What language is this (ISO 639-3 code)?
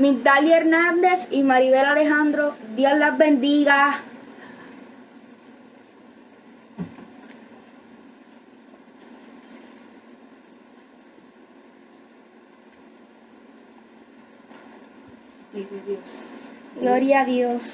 spa